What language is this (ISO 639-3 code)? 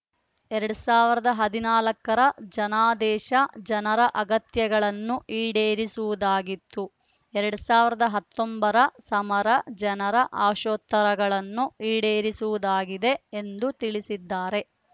kan